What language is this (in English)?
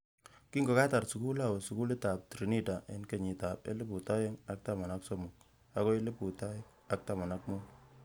Kalenjin